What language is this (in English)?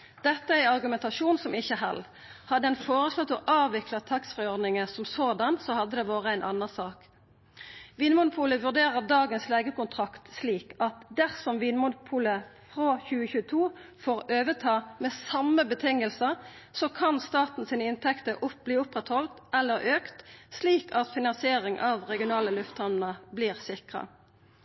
Norwegian Nynorsk